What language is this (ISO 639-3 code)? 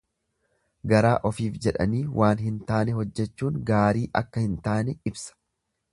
orm